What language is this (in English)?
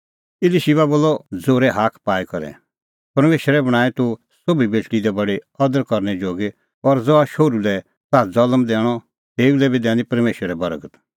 Kullu Pahari